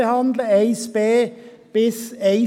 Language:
Swiss German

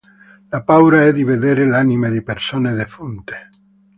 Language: Italian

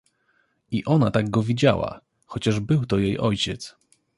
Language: Polish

